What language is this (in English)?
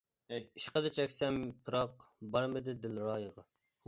Uyghur